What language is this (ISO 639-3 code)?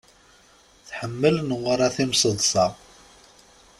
kab